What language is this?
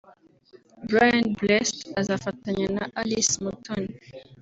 Kinyarwanda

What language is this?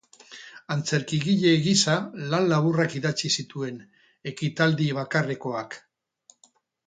Basque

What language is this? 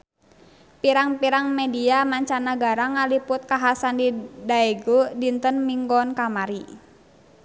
Sundanese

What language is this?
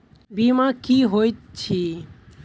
Maithili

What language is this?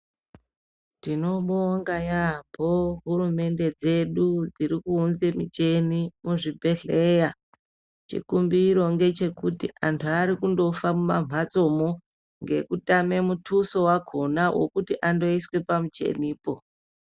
Ndau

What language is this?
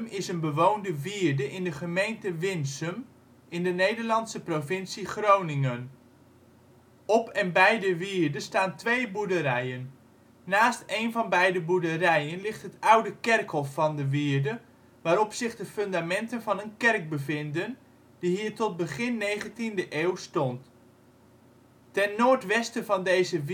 Dutch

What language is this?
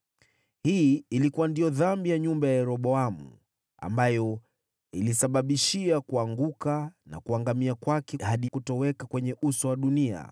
Swahili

